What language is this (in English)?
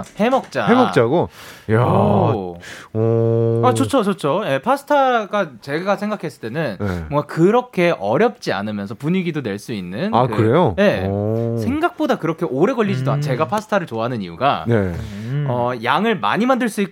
Korean